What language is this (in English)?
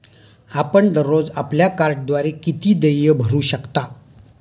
Marathi